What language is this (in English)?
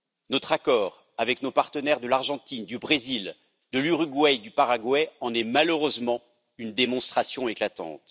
French